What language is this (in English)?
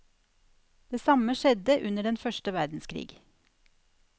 Norwegian